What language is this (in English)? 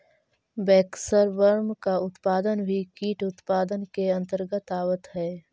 Magahi